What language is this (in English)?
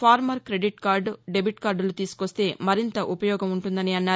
Telugu